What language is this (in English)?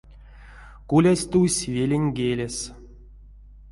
Erzya